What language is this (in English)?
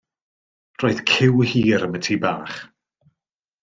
Welsh